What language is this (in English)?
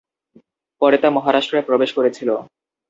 Bangla